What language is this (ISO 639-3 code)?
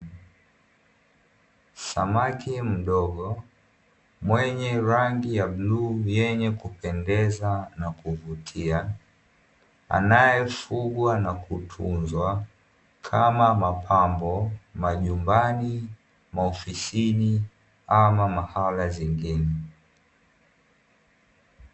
swa